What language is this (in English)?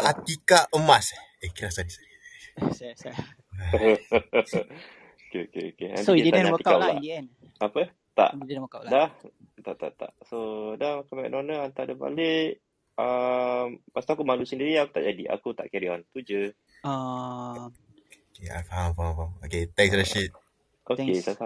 Malay